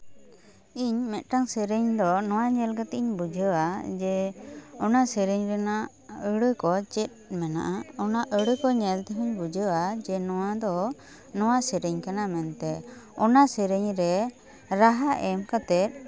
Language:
Santali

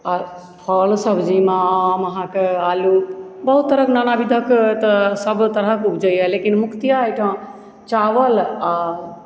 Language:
Maithili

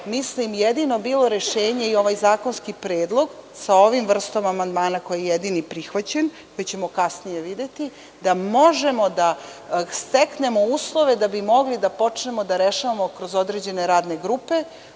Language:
Serbian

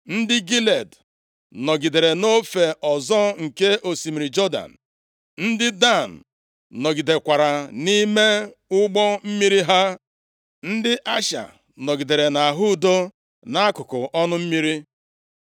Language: Igbo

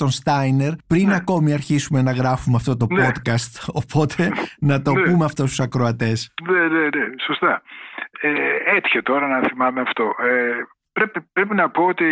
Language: Greek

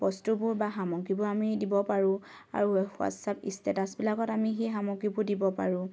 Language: Assamese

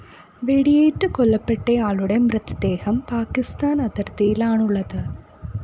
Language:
Malayalam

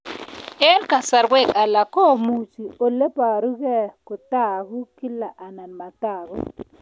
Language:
Kalenjin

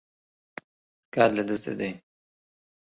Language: Central Kurdish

